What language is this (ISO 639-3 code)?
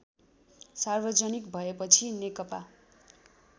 nep